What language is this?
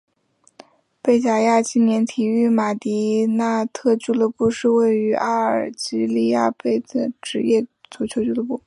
Chinese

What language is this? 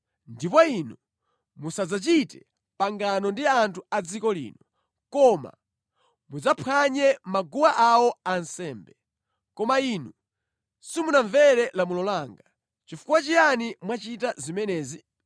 Nyanja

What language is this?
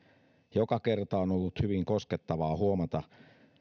Finnish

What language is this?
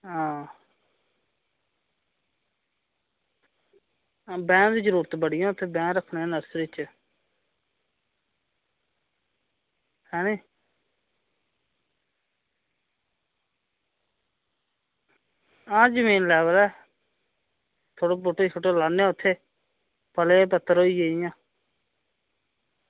Dogri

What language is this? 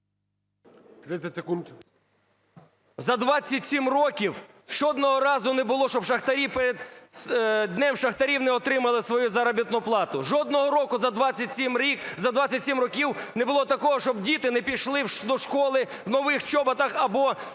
Ukrainian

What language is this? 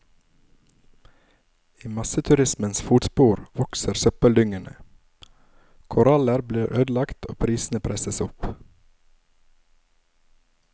Norwegian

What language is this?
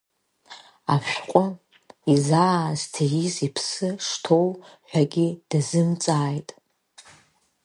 Abkhazian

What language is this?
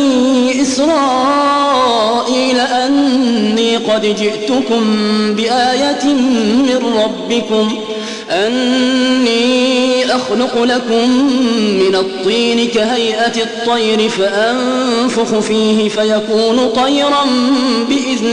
Arabic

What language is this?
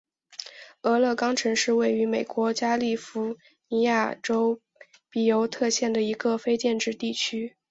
Chinese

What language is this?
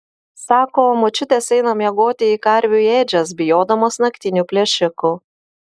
Lithuanian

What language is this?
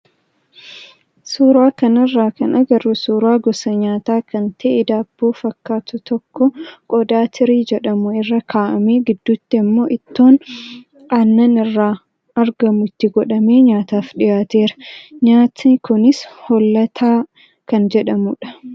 Oromo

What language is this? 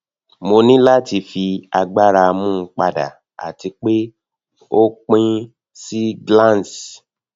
Yoruba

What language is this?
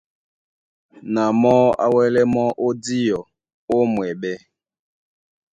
Duala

